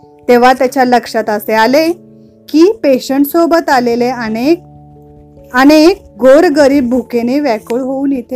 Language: Marathi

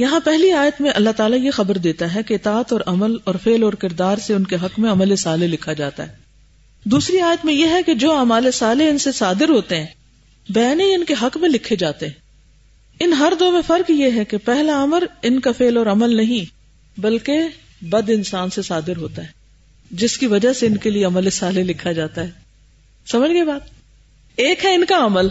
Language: Urdu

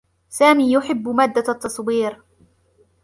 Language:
Arabic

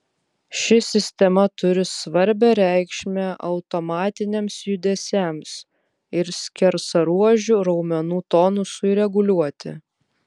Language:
Lithuanian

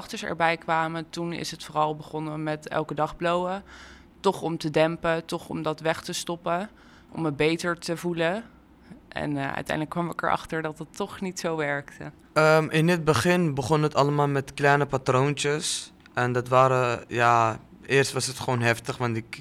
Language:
Dutch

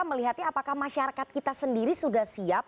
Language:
Indonesian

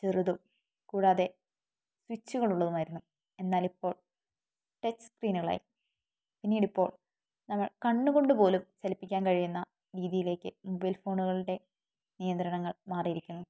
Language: Malayalam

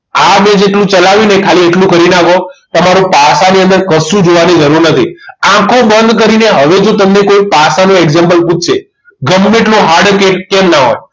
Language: Gujarati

